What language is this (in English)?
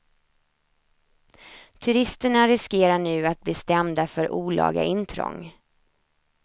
Swedish